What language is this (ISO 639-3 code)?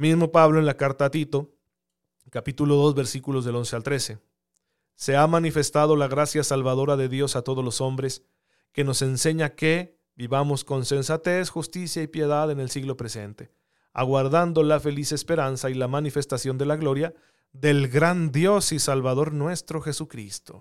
spa